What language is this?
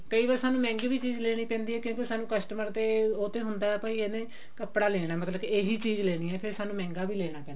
Punjabi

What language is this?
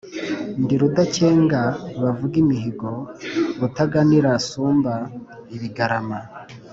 Kinyarwanda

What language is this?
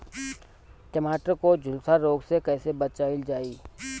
Bhojpuri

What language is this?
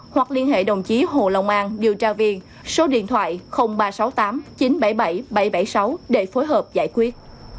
Vietnamese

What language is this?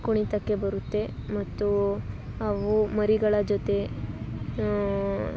Kannada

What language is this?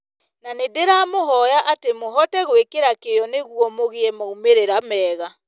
Kikuyu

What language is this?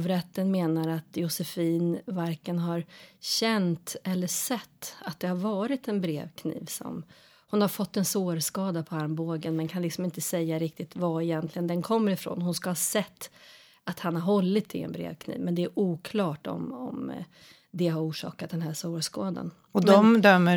Swedish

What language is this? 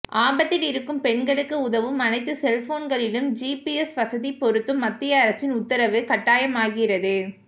Tamil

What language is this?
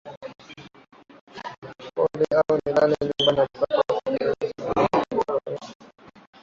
Swahili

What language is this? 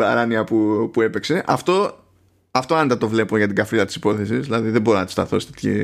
Greek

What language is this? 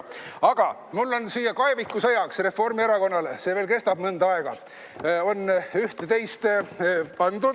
Estonian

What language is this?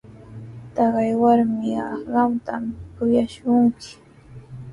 Sihuas Ancash Quechua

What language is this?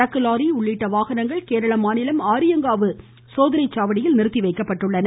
Tamil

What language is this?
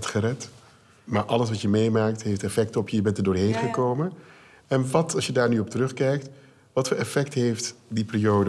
Dutch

